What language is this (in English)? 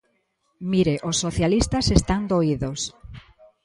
Galician